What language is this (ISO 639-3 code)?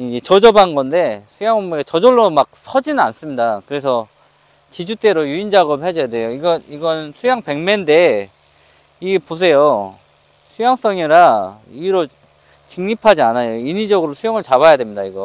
kor